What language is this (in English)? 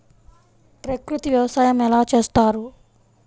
Telugu